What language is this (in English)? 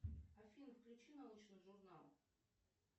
Russian